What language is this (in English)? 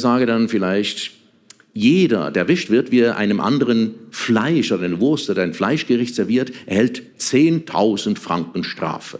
German